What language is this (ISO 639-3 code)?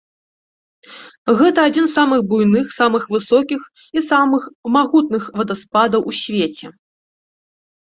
bel